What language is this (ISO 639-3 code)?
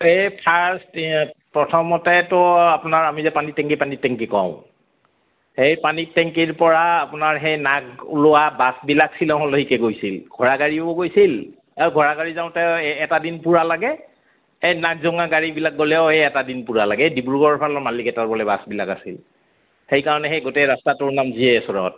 asm